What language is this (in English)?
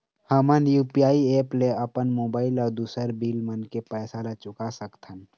Chhattisgarhi